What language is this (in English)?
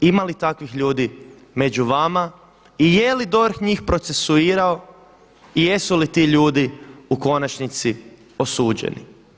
Croatian